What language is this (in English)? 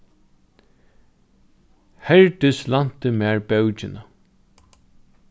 Faroese